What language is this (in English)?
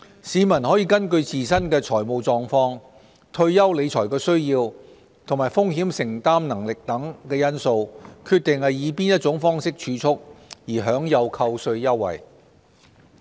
Cantonese